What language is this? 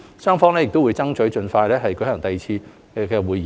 Cantonese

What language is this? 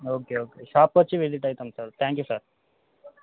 Telugu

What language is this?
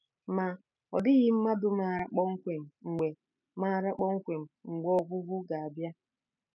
Igbo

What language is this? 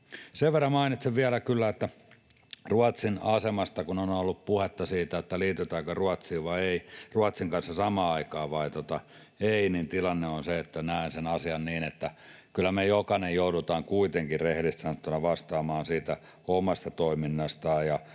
Finnish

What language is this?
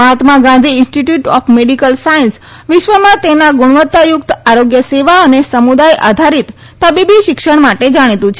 Gujarati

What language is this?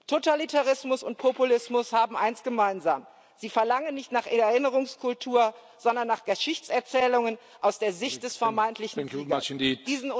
German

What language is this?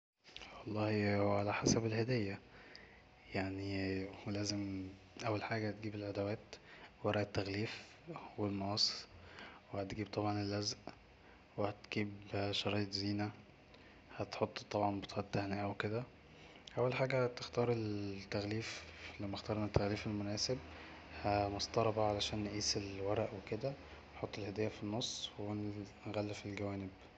Egyptian Arabic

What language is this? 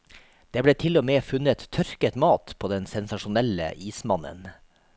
Norwegian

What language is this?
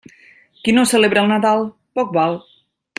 Catalan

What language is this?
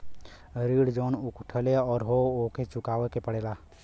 Bhojpuri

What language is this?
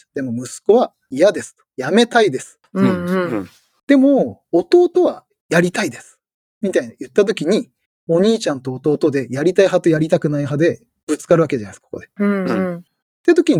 Japanese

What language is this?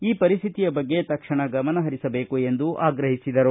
Kannada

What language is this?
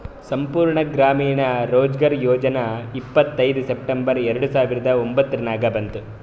Kannada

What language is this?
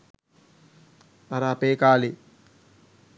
Sinhala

